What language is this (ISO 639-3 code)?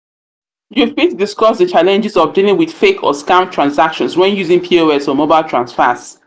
pcm